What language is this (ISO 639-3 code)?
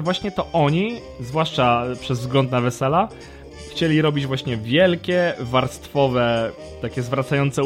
pol